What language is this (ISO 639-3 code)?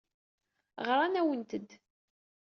kab